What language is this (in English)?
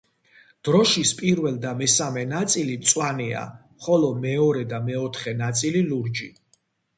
Georgian